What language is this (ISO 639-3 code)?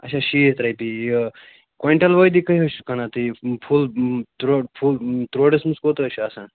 kas